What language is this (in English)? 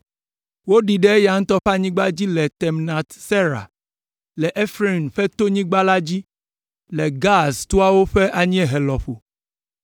Ewe